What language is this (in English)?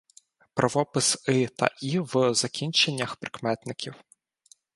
Ukrainian